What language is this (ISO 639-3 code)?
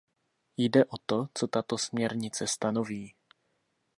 ces